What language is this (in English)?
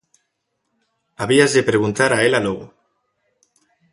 Galician